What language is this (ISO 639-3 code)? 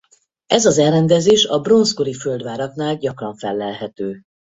hun